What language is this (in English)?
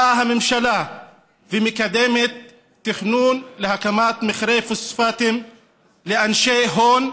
Hebrew